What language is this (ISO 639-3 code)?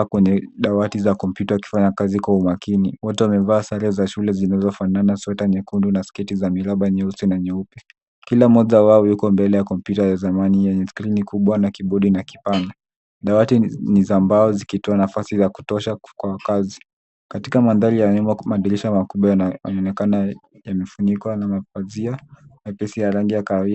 swa